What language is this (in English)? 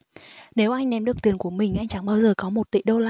Vietnamese